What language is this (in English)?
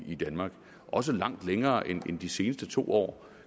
Danish